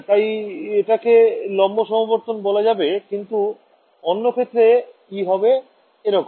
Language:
Bangla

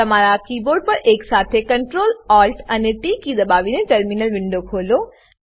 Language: Gujarati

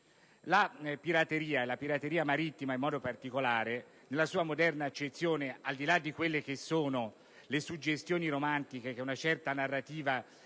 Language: Italian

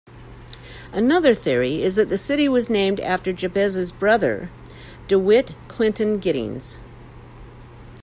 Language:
English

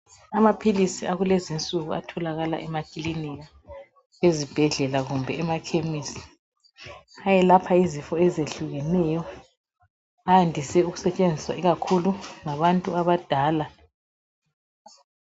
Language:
North Ndebele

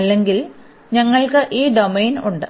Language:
Malayalam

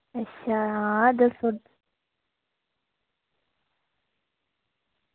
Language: Dogri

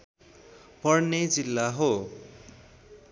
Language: Nepali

